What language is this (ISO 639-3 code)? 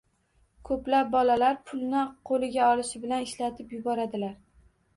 uzb